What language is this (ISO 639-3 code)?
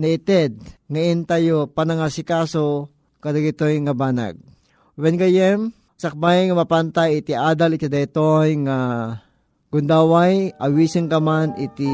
fil